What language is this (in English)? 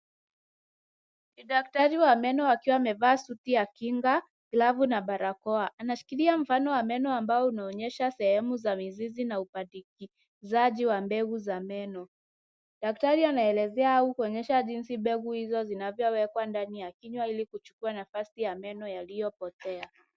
Swahili